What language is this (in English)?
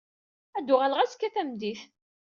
Kabyle